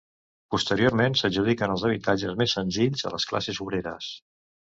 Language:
Catalan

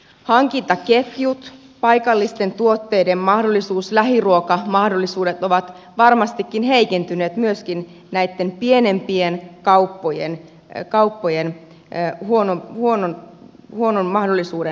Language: Finnish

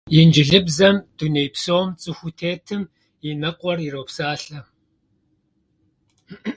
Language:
Kabardian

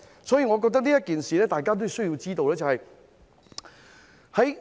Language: Cantonese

